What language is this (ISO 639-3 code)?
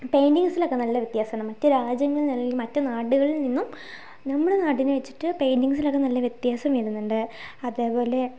mal